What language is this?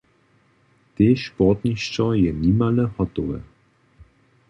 Upper Sorbian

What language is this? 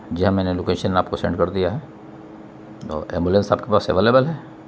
Urdu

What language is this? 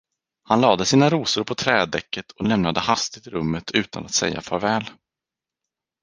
Swedish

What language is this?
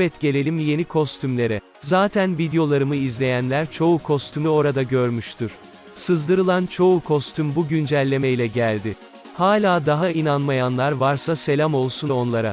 Turkish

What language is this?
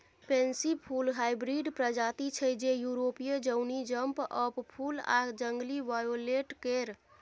Maithili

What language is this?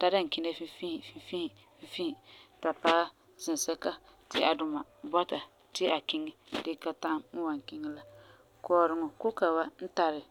Frafra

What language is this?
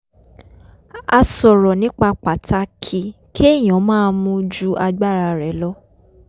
Yoruba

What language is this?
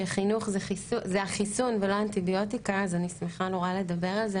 Hebrew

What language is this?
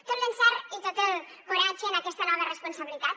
Catalan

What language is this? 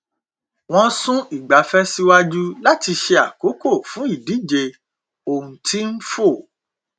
Yoruba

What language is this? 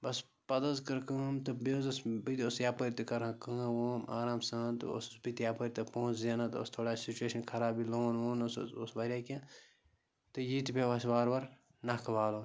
Kashmiri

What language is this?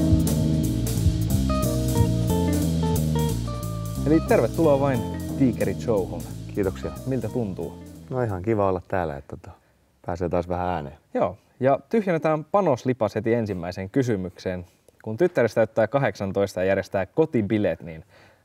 Finnish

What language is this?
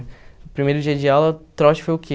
Portuguese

